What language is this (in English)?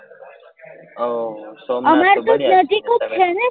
Gujarati